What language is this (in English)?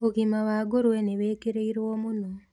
Kikuyu